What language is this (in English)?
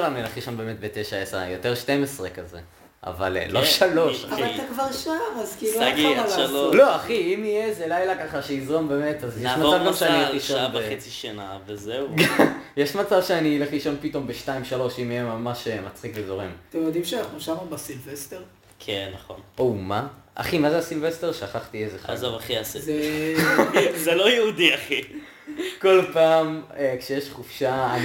Hebrew